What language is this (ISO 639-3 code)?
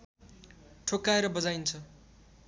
nep